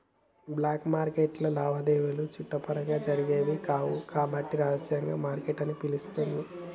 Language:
Telugu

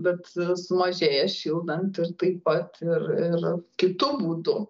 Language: Lithuanian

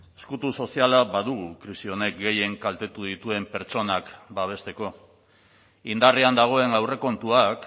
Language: Basque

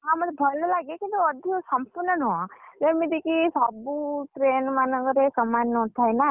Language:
Odia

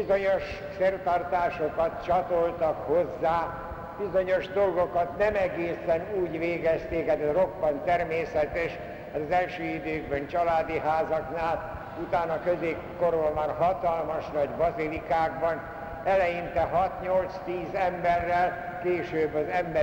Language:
Hungarian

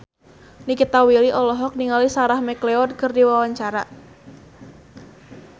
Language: Sundanese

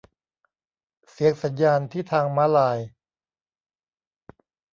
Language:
Thai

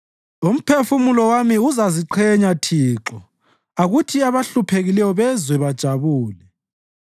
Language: North Ndebele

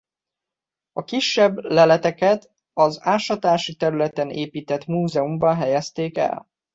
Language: Hungarian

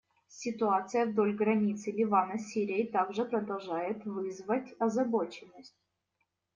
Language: Russian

